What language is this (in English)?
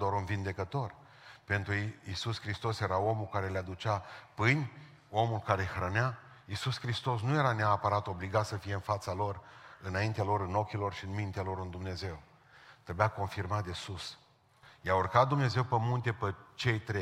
Romanian